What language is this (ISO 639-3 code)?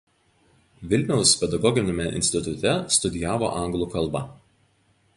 lit